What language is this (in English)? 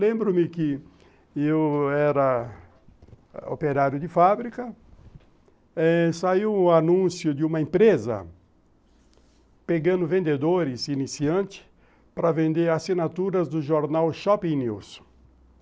Portuguese